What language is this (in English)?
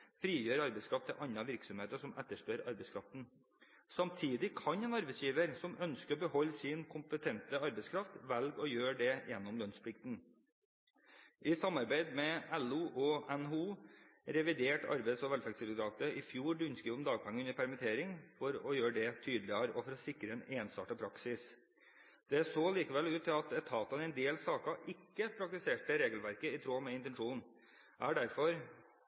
Norwegian Bokmål